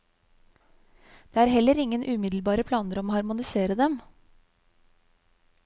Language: Norwegian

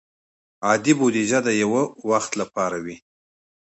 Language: Pashto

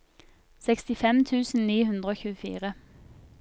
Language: Norwegian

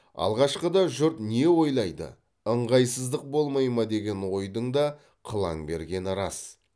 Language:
Kazakh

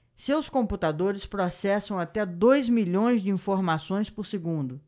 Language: Portuguese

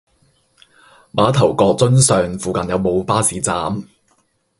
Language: Cantonese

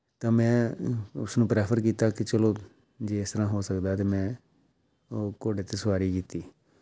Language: Punjabi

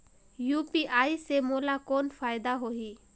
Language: Chhattisgarhi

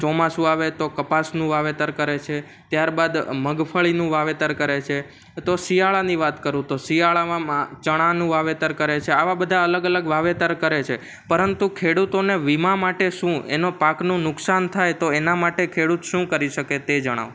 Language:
Gujarati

